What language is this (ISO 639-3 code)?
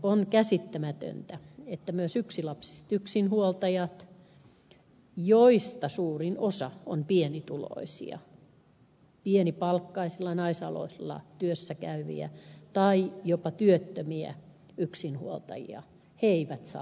fin